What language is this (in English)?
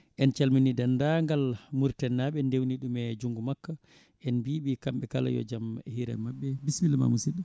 Fula